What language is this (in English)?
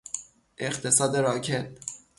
Persian